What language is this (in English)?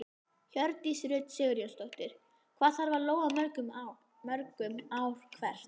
Icelandic